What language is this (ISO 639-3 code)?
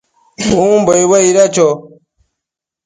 mcf